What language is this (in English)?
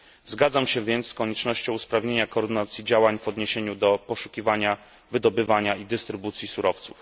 Polish